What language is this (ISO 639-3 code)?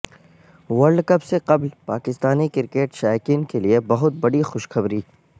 urd